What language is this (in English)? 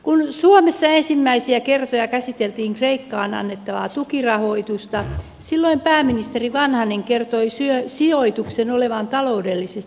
Finnish